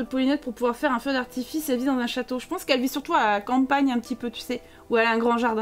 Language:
French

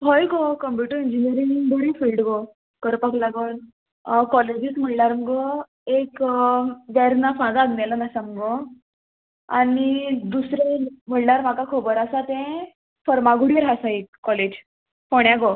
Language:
Konkani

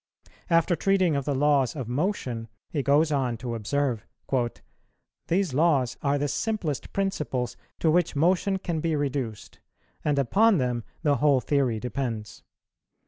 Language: English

